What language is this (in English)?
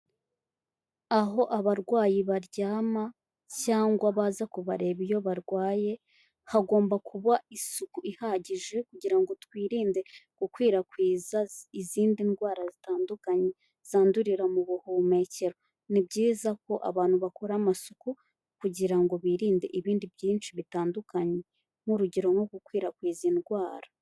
Kinyarwanda